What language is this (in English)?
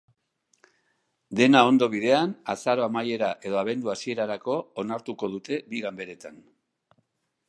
Basque